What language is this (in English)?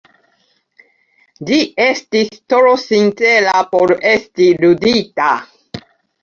Esperanto